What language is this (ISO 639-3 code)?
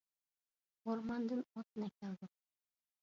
uig